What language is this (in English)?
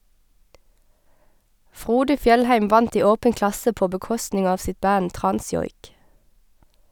Norwegian